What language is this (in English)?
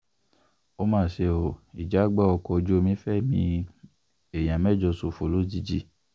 Yoruba